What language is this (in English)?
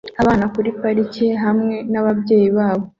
Kinyarwanda